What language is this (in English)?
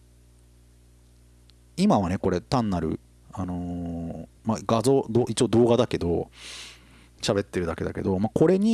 Japanese